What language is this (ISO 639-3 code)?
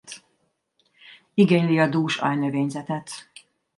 hun